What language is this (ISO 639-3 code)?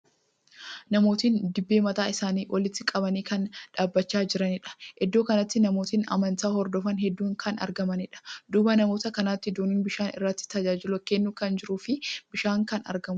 orm